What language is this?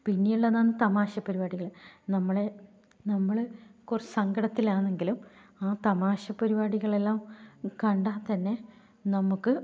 Malayalam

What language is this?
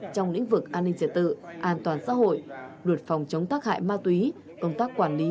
Vietnamese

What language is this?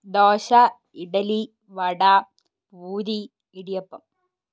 Malayalam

